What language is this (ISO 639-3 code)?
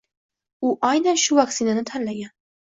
uzb